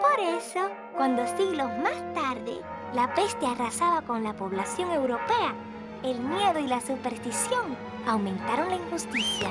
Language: Spanish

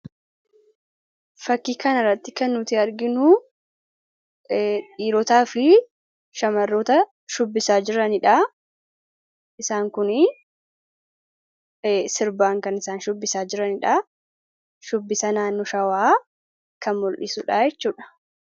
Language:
Oromo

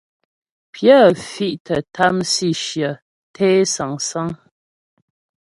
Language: Ghomala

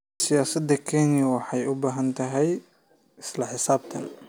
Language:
Somali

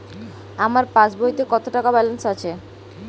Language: Bangla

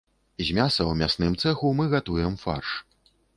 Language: Belarusian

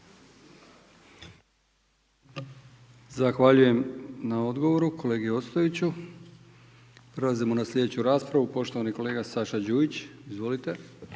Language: Croatian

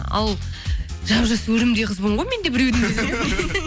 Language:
Kazakh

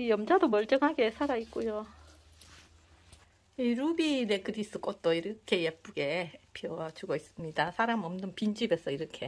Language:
Korean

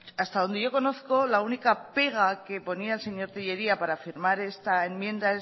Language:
Spanish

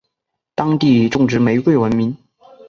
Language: Chinese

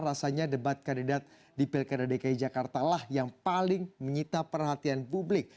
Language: Indonesian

